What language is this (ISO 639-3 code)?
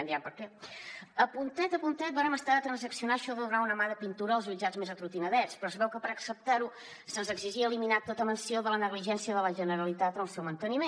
cat